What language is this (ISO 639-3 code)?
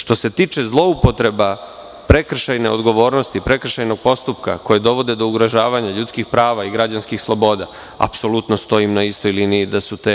srp